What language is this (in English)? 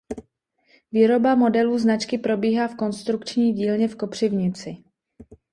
Czech